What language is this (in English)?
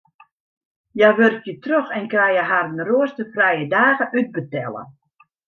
Western Frisian